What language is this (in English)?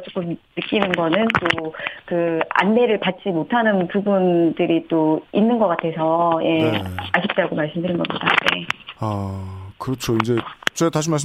Korean